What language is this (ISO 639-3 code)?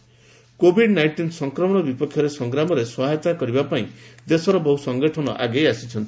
ori